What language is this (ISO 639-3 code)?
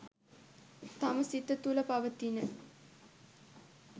sin